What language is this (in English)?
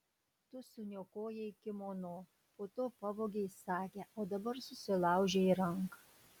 Lithuanian